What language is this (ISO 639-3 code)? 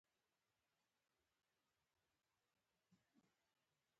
pus